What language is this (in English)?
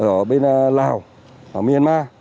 Vietnamese